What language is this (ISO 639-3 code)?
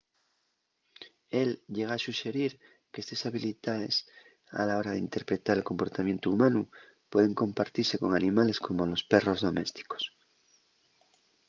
ast